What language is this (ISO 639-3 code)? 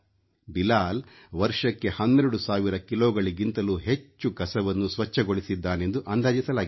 kan